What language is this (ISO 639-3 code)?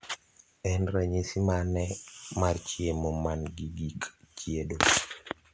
luo